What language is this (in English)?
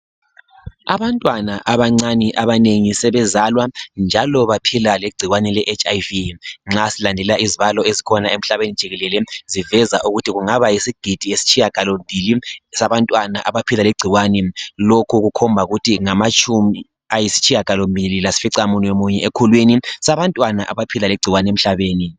North Ndebele